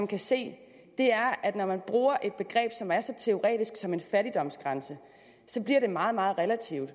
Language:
Danish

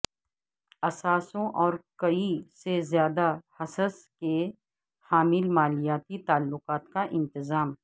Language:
Urdu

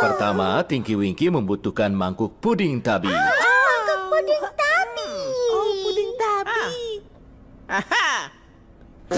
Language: Indonesian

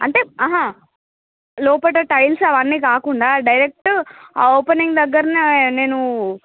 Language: Telugu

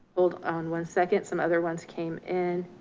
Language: English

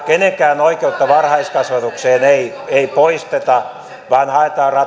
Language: Finnish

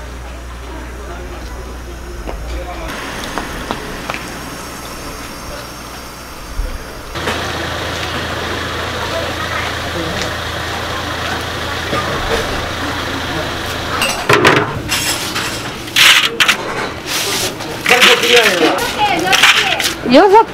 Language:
Korean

